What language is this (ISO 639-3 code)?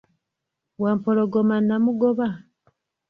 lug